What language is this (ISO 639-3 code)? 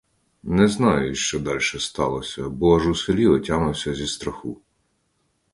ukr